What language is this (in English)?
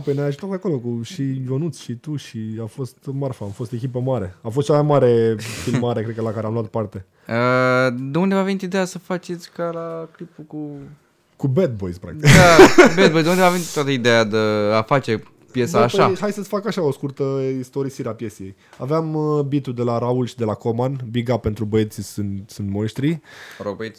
Romanian